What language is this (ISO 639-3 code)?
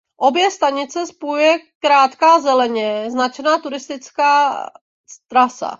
ces